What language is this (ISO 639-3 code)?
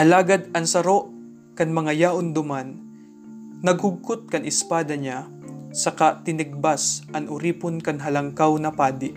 fil